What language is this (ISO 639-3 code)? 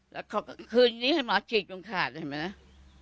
tha